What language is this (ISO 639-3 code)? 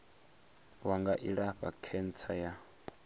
ven